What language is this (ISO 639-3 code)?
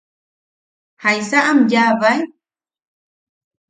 yaq